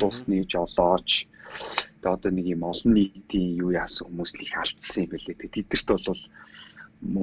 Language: Turkish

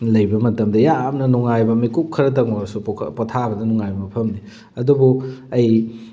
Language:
Manipuri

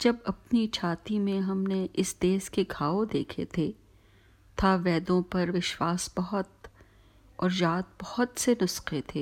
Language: Urdu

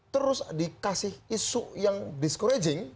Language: Indonesian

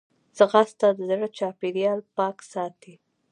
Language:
Pashto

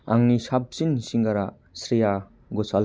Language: Bodo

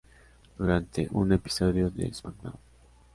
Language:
Spanish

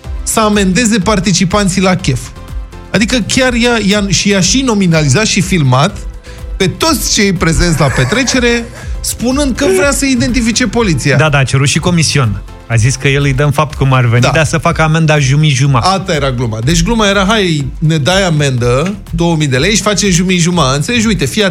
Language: Romanian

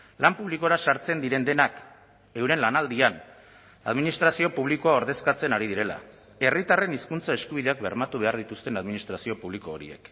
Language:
Basque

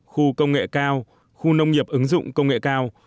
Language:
Vietnamese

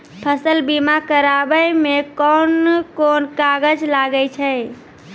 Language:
Maithili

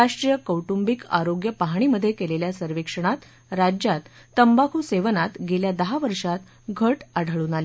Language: Marathi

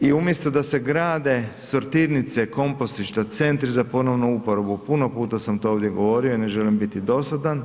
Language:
Croatian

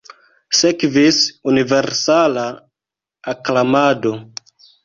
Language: Esperanto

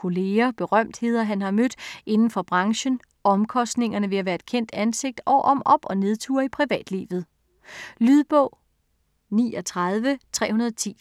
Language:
Danish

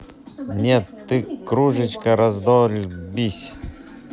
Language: Russian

